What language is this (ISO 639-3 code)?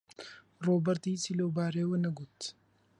ckb